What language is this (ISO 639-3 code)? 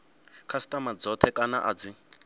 ven